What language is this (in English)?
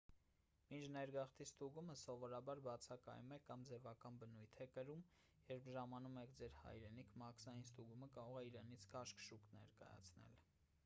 Armenian